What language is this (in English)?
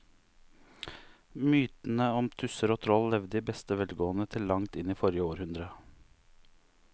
Norwegian